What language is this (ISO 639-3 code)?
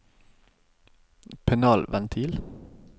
nor